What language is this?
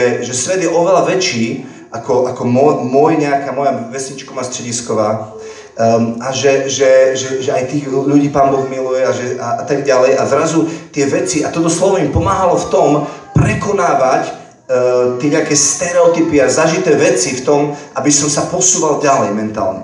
Slovak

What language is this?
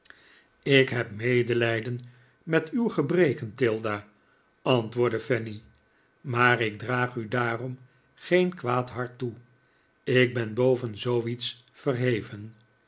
Dutch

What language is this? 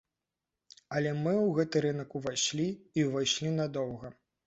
Belarusian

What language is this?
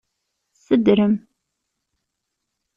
Kabyle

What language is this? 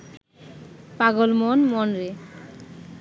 Bangla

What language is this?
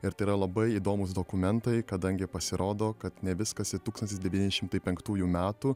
Lithuanian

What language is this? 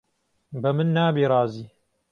Central Kurdish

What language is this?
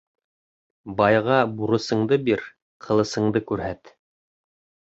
Bashkir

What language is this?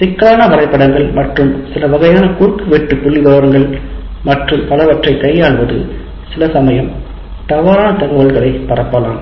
Tamil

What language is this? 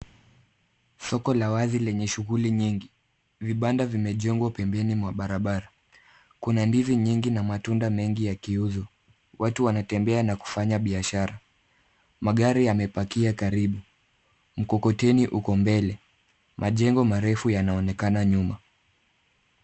Swahili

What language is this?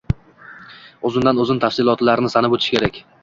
Uzbek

